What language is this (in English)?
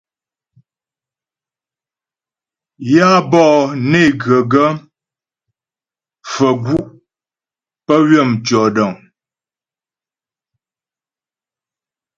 Ghomala